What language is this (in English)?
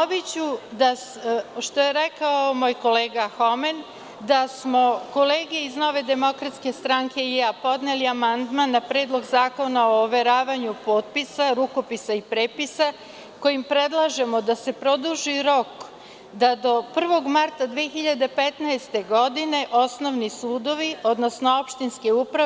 Serbian